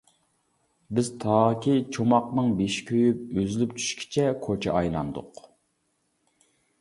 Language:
Uyghur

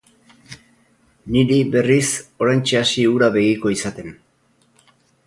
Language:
Basque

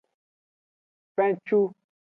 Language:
Aja (Benin)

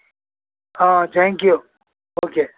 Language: Kannada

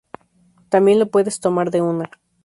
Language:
Spanish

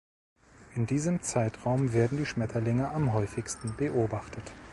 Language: German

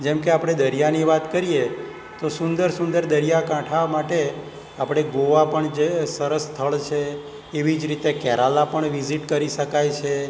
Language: Gujarati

